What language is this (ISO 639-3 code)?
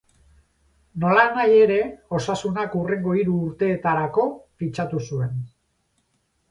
eus